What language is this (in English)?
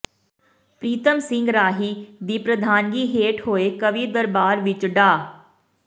Punjabi